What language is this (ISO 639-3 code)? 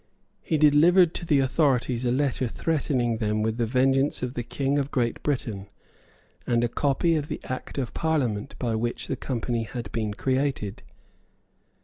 eng